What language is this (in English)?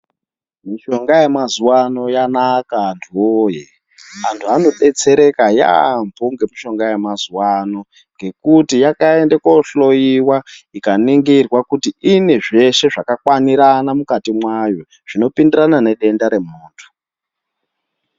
Ndau